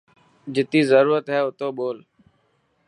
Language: Dhatki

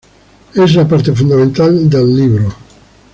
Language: Spanish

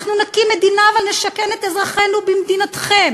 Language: Hebrew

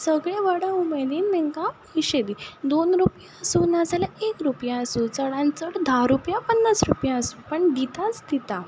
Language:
Konkani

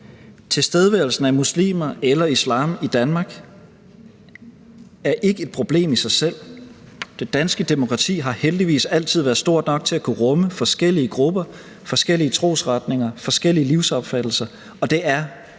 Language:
Danish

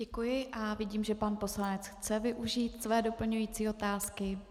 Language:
Czech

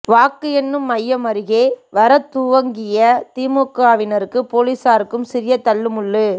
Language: Tamil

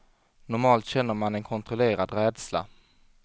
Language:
Swedish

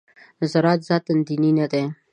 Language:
Pashto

